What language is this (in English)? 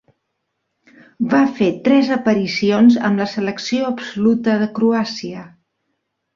Catalan